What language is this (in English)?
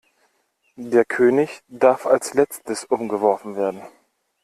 German